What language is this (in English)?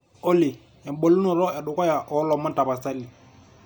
Masai